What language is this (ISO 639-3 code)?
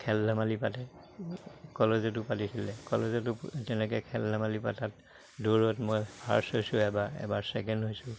asm